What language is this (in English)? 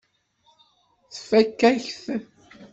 Kabyle